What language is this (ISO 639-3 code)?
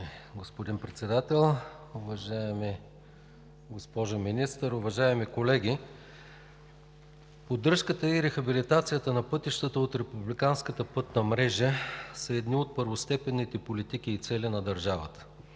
bul